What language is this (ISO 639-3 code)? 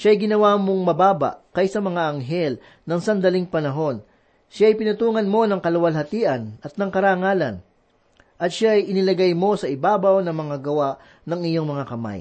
fil